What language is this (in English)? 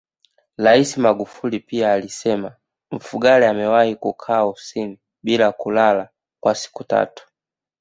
Swahili